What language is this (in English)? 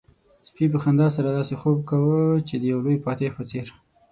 Pashto